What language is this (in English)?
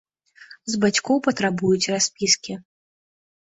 Belarusian